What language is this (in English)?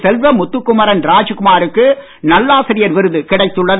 Tamil